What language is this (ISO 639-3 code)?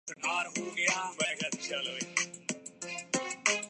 urd